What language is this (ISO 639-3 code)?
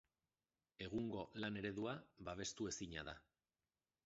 eus